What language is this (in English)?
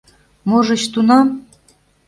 Mari